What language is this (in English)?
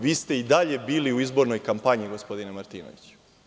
Serbian